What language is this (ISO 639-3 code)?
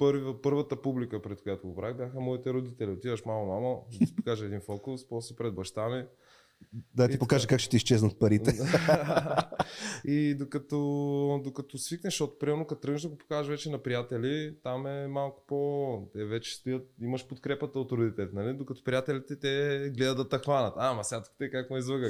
bul